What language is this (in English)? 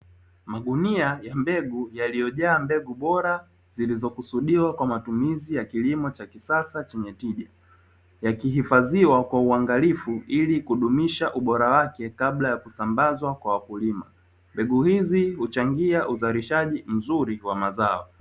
Swahili